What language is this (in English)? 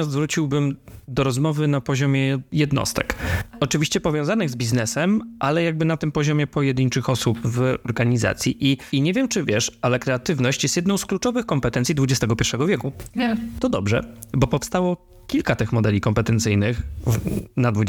Polish